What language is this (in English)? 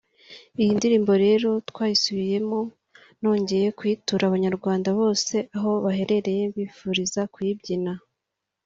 Kinyarwanda